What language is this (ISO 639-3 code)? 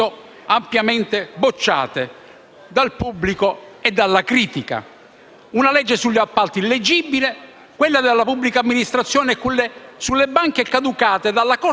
ita